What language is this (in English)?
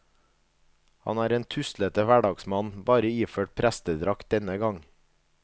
Norwegian